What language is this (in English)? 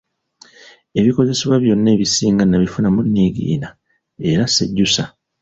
Ganda